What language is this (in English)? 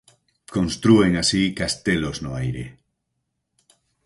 Galician